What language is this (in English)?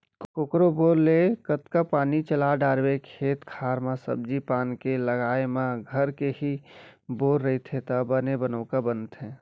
Chhattisgarhi